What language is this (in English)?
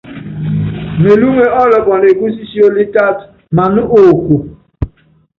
Yangben